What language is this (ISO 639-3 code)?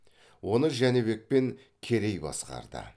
kaz